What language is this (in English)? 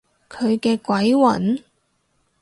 Cantonese